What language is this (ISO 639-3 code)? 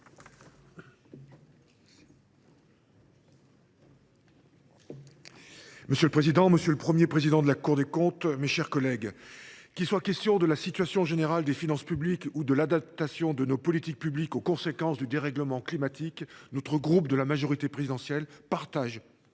fra